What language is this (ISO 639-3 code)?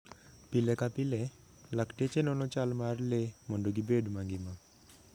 luo